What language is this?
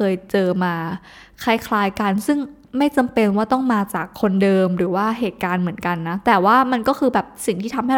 Thai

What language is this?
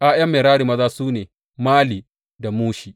Hausa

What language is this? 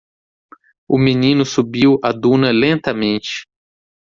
Portuguese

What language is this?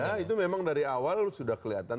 Indonesian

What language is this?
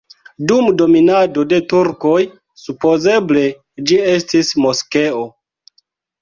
Esperanto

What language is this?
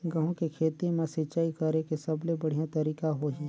Chhattisgarhi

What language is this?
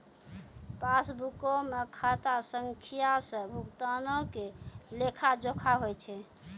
Maithili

